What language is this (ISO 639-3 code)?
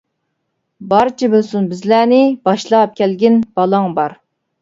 uig